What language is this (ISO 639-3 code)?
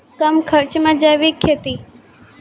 mai